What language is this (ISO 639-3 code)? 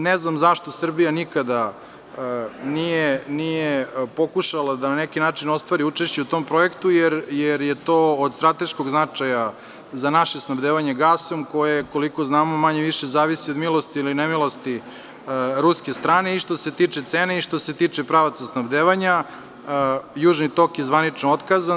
srp